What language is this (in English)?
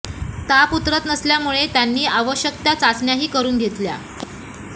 Marathi